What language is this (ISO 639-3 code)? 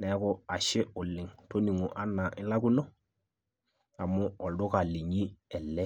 mas